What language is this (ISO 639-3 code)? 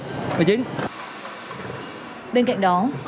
vie